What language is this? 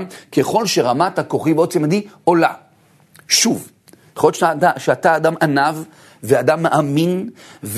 Hebrew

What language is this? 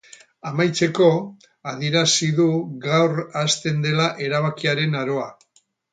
Basque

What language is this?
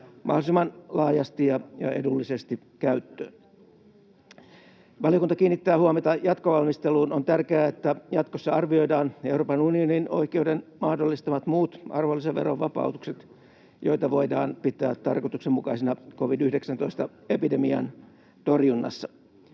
Finnish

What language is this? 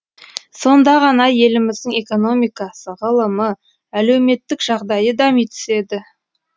Kazakh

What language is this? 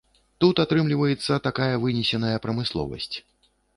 Belarusian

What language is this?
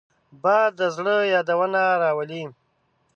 Pashto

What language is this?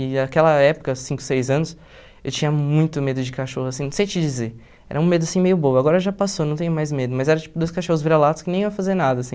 Portuguese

